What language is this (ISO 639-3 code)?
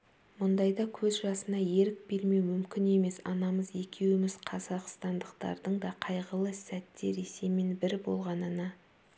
kaz